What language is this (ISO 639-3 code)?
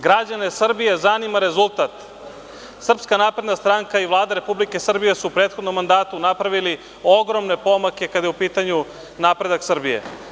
srp